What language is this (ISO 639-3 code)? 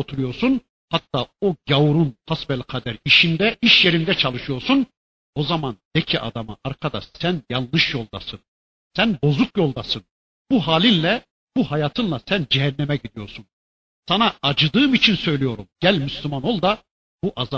tur